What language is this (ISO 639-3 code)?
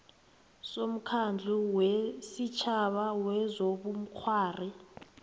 nbl